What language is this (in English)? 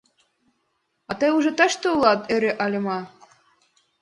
Mari